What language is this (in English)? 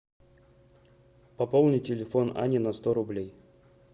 Russian